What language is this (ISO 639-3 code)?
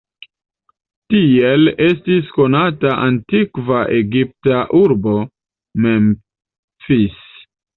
epo